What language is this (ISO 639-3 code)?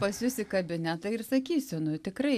lit